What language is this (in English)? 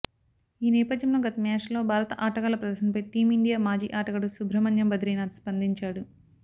Telugu